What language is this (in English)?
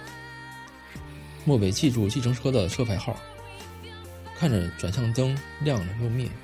Chinese